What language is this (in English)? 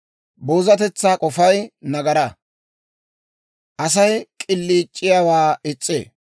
Dawro